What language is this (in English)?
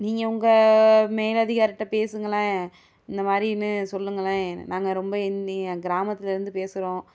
Tamil